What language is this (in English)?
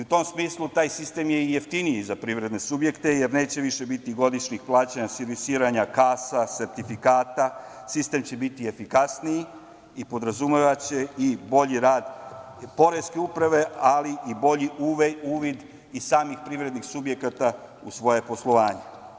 Serbian